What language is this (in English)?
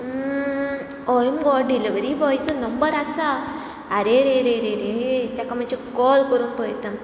Konkani